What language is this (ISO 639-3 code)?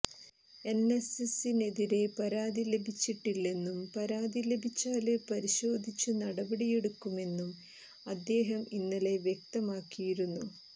mal